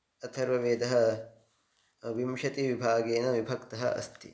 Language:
Sanskrit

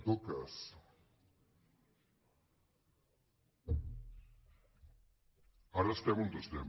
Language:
Catalan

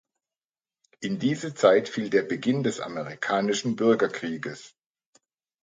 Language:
German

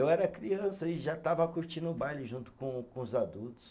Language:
Portuguese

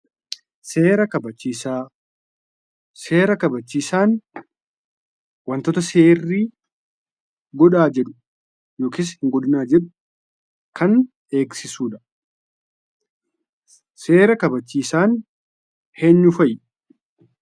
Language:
Oromo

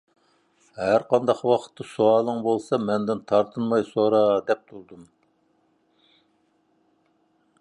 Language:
Uyghur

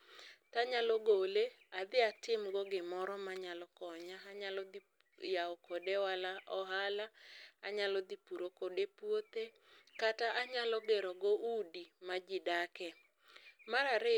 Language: Luo (Kenya and Tanzania)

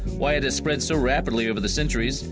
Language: English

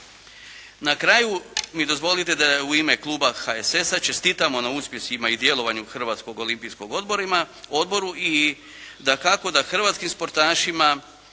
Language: Croatian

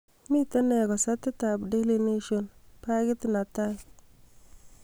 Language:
Kalenjin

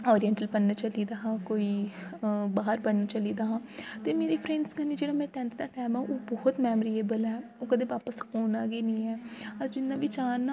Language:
Dogri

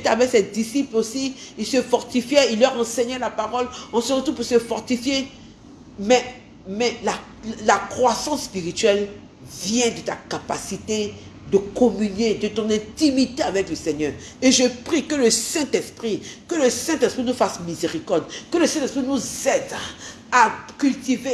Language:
French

